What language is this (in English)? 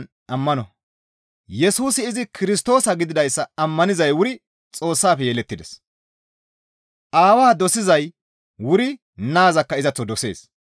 Gamo